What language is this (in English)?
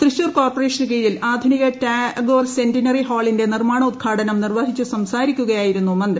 Malayalam